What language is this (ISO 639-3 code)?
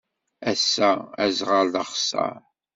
kab